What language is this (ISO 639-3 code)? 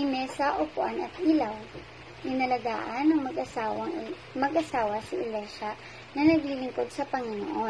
fil